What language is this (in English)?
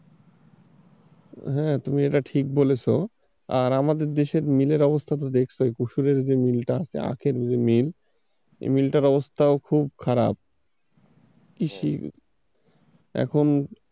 Bangla